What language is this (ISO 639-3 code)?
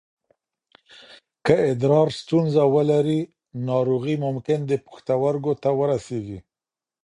pus